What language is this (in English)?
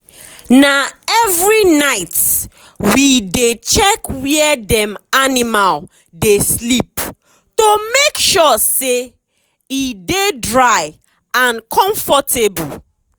Nigerian Pidgin